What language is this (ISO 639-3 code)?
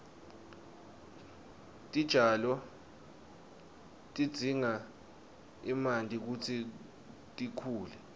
ssw